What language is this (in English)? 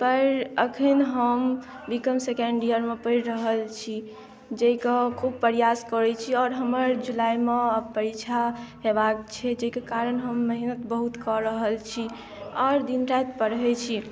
Maithili